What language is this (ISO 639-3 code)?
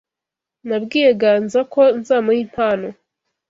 kin